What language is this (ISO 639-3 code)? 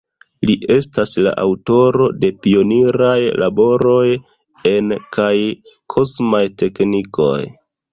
epo